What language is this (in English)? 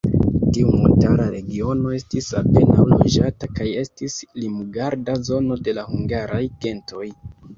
Esperanto